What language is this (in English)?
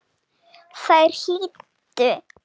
Icelandic